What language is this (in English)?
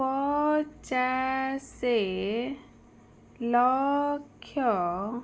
Odia